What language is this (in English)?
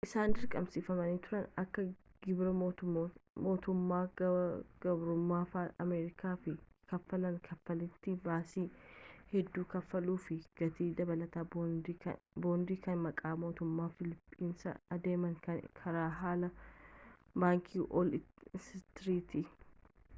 Oromo